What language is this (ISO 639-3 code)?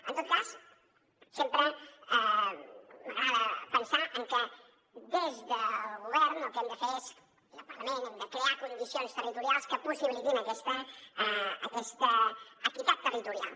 cat